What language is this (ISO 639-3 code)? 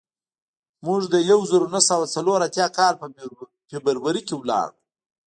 pus